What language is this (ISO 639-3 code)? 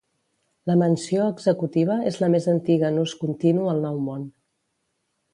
cat